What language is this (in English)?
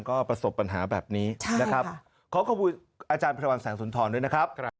Thai